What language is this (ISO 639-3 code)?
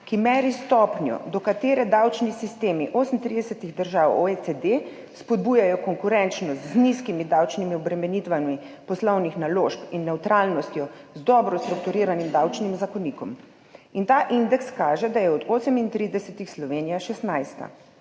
slv